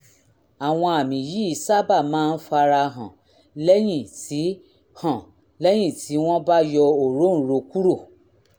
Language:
Yoruba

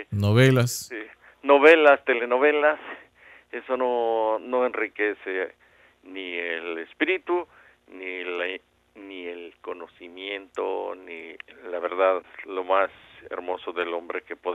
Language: Spanish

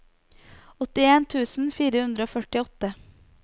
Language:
Norwegian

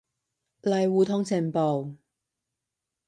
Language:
Cantonese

